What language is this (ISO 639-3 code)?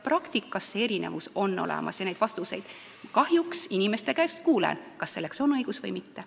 est